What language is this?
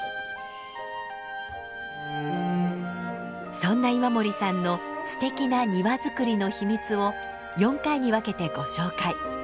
Japanese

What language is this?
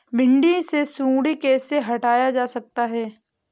Hindi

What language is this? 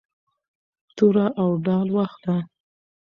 Pashto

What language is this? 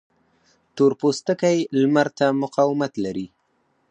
Pashto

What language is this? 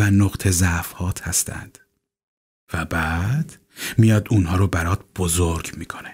Persian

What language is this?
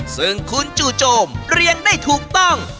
Thai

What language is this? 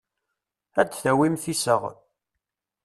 Kabyle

